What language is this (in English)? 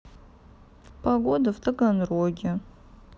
Russian